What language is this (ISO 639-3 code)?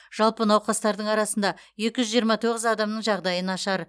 kaz